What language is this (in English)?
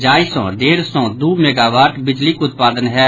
Maithili